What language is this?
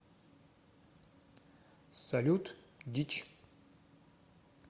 Russian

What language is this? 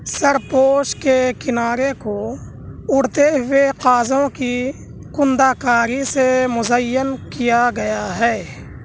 Urdu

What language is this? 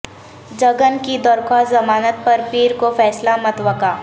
Urdu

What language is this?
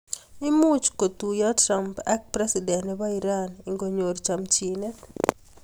Kalenjin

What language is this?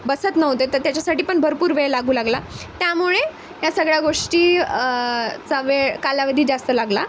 Marathi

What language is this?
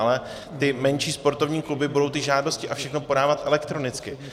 Czech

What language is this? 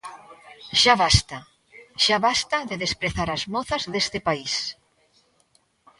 Galician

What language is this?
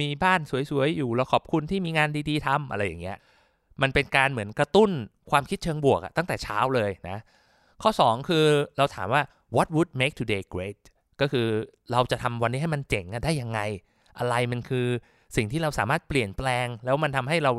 Thai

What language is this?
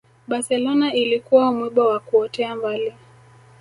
Swahili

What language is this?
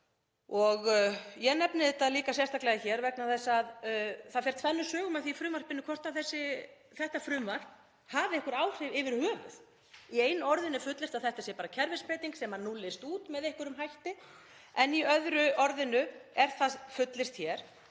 Icelandic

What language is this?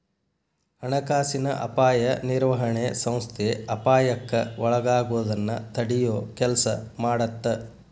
Kannada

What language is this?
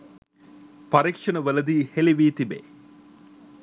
Sinhala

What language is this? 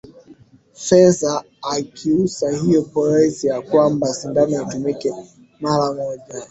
Swahili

